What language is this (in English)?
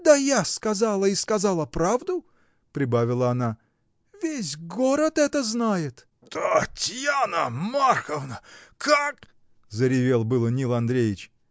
Russian